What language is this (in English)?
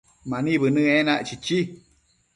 Matsés